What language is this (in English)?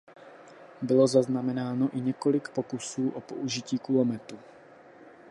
Czech